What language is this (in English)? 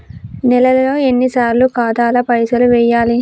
Telugu